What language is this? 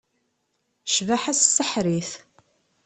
Kabyle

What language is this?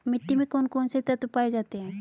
Hindi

